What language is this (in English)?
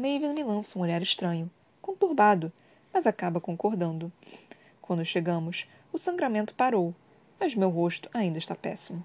Portuguese